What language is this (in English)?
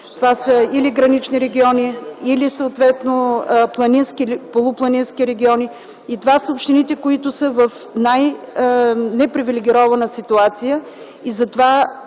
Bulgarian